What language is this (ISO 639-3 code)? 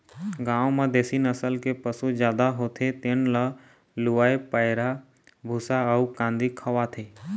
hne